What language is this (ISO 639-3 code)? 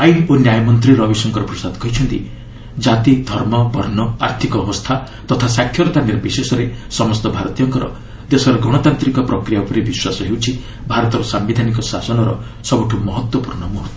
ori